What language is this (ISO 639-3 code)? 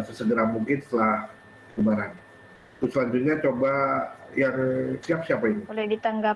ind